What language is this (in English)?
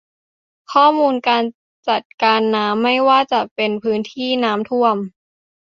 Thai